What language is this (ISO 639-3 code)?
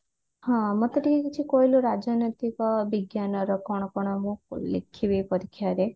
ori